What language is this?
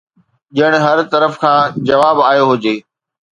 Sindhi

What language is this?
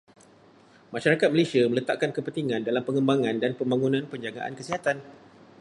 Malay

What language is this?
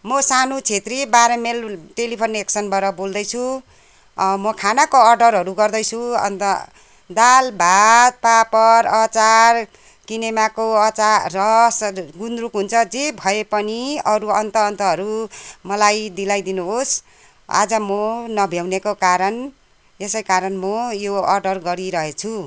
Nepali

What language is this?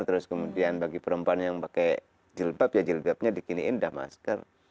Indonesian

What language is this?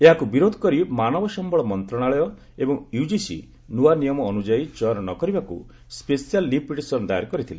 Odia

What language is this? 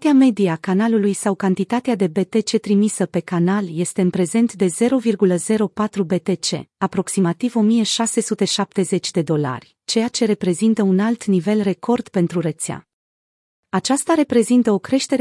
Romanian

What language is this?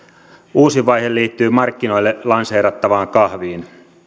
Finnish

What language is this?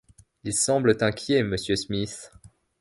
French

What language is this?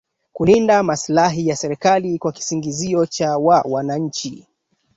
Swahili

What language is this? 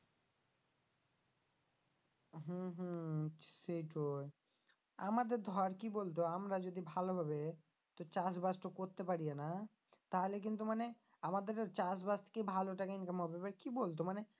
Bangla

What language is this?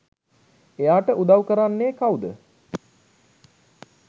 Sinhala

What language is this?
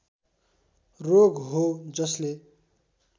Nepali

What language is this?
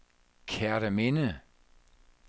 Danish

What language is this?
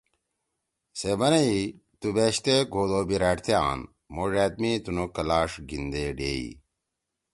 Torwali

